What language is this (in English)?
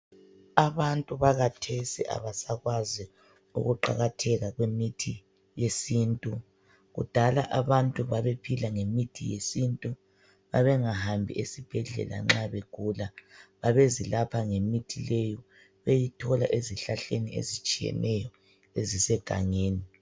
North Ndebele